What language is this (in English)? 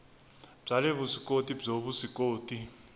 Tsonga